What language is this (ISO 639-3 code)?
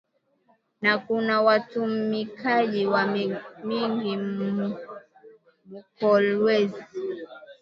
swa